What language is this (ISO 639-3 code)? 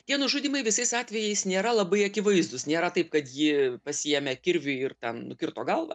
lit